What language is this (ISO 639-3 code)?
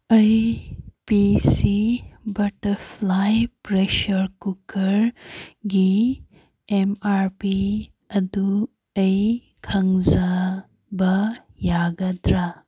mni